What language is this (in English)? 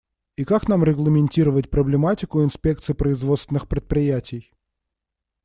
Russian